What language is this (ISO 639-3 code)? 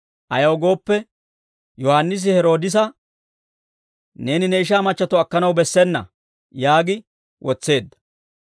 dwr